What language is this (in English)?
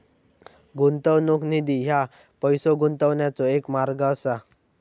Marathi